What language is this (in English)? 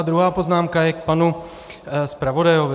Czech